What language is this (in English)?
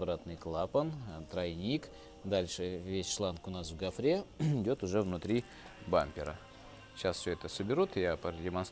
Russian